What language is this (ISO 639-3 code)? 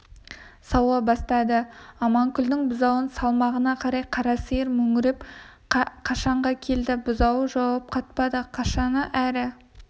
kaz